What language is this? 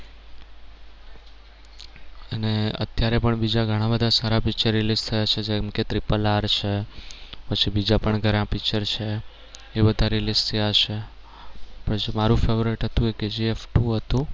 Gujarati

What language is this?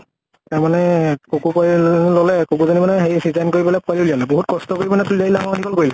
Assamese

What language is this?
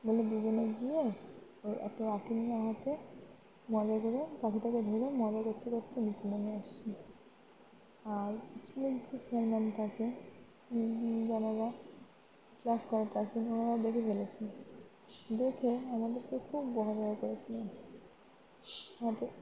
Bangla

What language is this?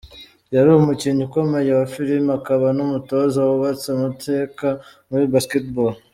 Kinyarwanda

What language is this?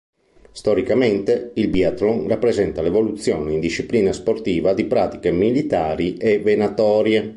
Italian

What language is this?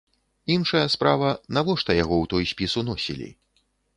Belarusian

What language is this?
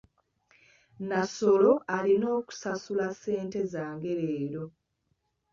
Ganda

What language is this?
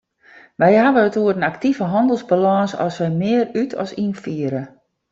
Western Frisian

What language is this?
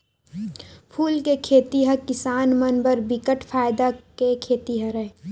Chhattisgarhi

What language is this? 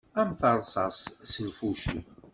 Kabyle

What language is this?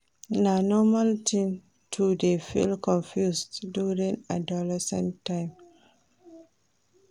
Nigerian Pidgin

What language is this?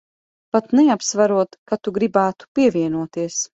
Latvian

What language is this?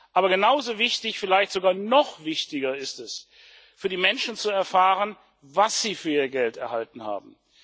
German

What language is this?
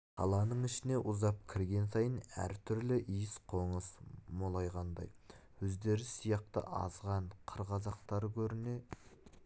Kazakh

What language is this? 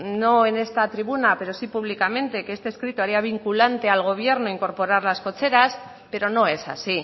Spanish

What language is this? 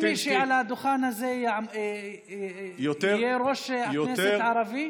Hebrew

